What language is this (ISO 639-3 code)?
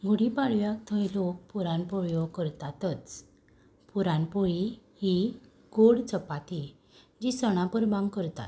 kok